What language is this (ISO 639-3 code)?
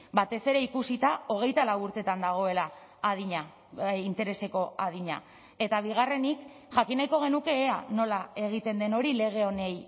eus